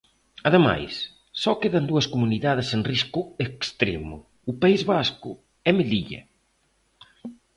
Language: Galician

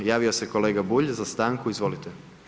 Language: Croatian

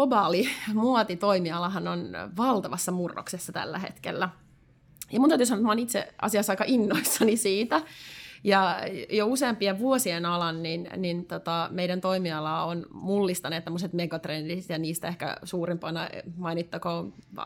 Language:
Finnish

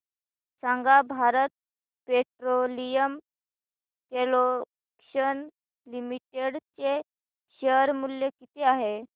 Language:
Marathi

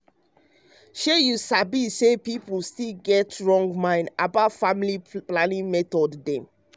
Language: Nigerian Pidgin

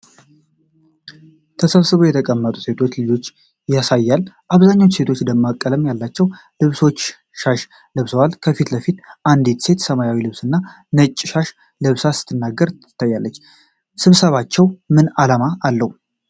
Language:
Amharic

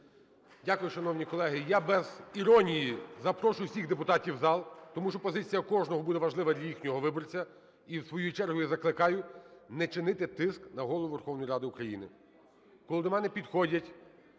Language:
Ukrainian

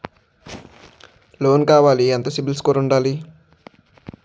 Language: Telugu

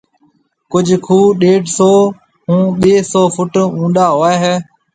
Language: Marwari (Pakistan)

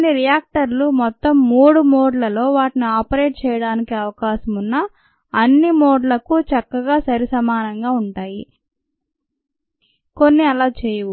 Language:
Telugu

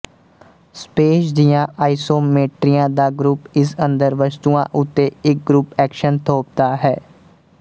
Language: Punjabi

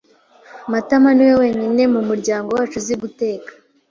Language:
Kinyarwanda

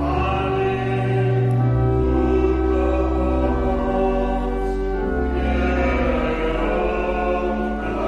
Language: Slovak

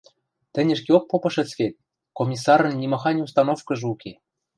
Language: Western Mari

